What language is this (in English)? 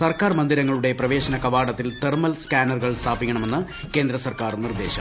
Malayalam